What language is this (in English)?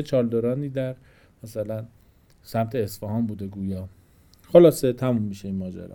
Persian